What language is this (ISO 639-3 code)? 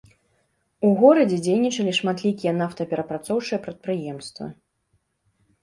bel